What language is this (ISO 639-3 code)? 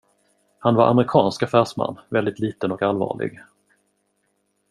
swe